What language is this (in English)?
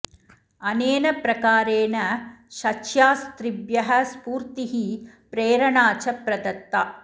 Sanskrit